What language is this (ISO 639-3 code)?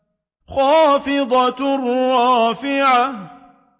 ara